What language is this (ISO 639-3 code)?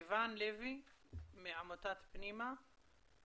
heb